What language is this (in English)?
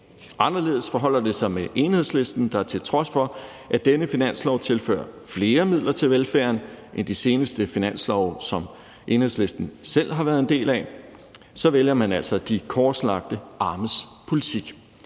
Danish